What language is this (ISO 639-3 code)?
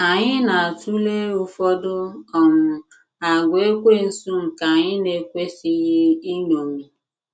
ibo